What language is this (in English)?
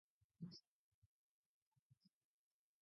Basque